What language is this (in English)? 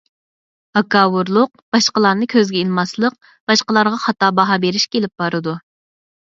Uyghur